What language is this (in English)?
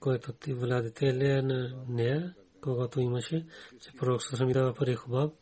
Bulgarian